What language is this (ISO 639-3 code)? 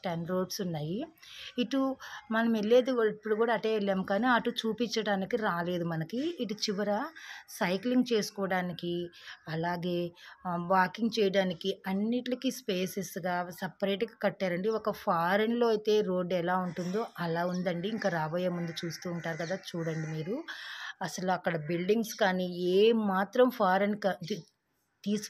tel